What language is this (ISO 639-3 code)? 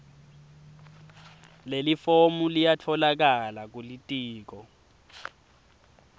ssw